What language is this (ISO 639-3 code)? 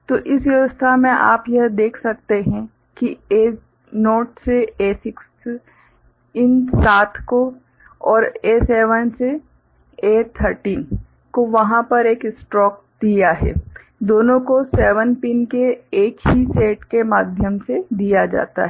hin